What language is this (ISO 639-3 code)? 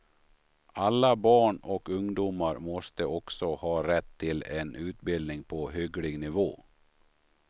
swe